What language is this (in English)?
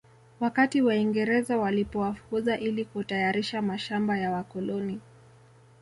Swahili